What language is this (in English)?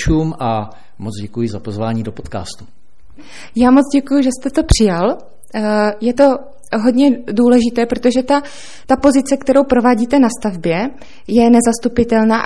Czech